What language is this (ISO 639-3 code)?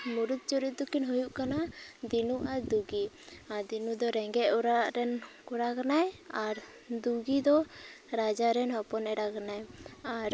sat